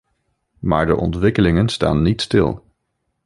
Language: Dutch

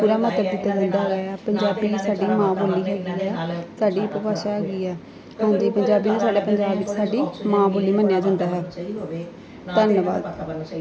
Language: Punjabi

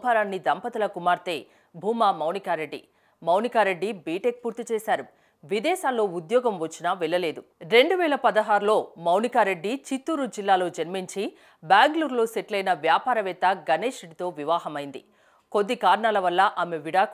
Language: Hindi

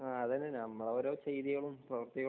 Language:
Malayalam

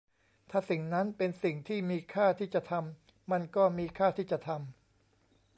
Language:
Thai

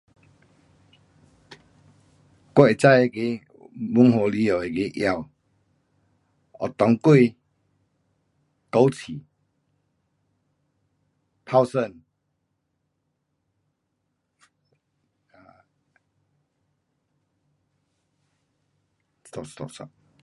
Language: Pu-Xian Chinese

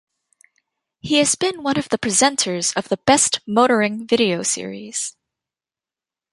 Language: English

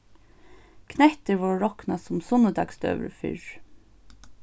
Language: Faroese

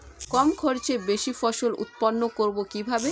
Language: Bangla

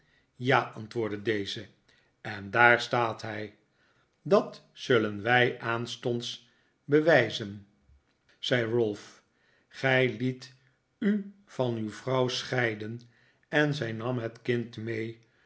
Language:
Dutch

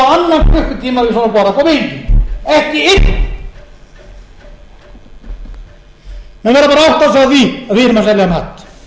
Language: Icelandic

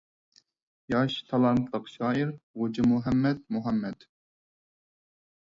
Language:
Uyghur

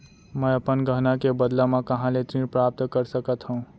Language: Chhattisgarhi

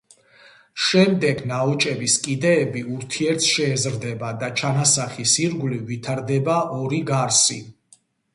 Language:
Georgian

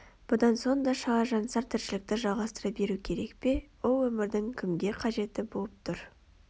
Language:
Kazakh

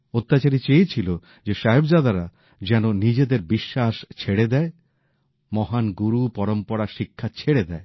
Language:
Bangla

